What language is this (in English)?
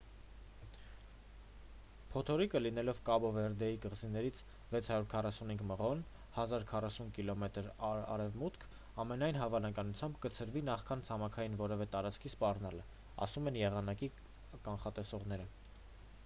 Armenian